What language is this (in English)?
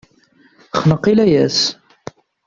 Kabyle